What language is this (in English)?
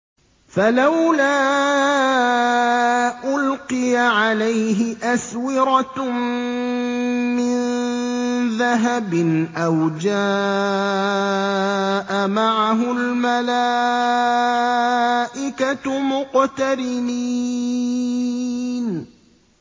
Arabic